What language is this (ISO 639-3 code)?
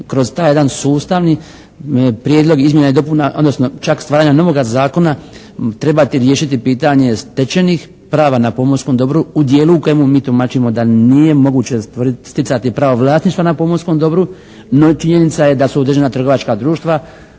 hrv